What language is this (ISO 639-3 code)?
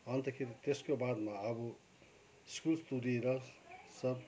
nep